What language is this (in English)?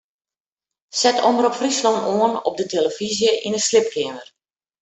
Western Frisian